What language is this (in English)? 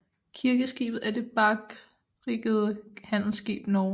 Danish